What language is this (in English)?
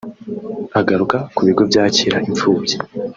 Kinyarwanda